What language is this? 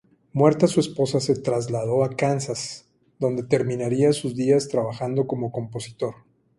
Spanish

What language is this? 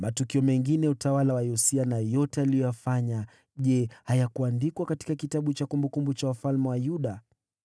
Swahili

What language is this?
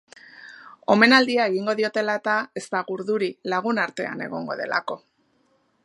Basque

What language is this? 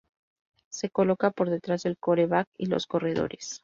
Spanish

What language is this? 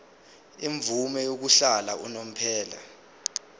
Zulu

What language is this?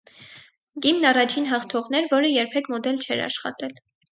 Armenian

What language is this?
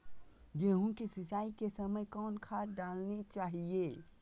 Magahi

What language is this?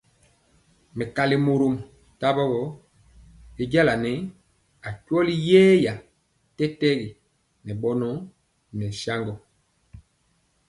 Mpiemo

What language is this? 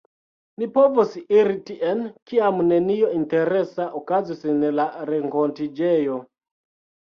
Esperanto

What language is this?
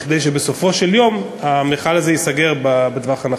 Hebrew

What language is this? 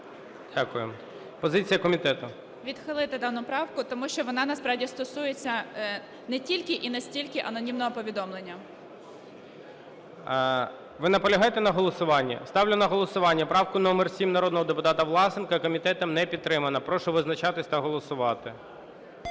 Ukrainian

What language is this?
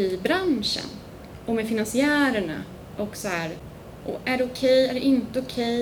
Swedish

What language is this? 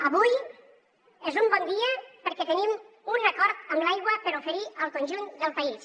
Catalan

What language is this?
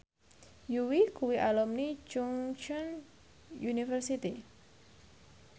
Javanese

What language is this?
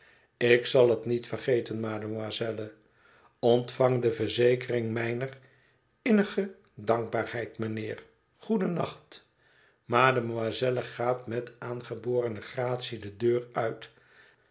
Dutch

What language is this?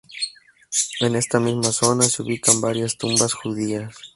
Spanish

